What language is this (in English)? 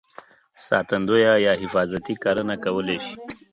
Pashto